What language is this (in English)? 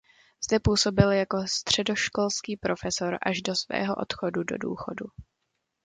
Czech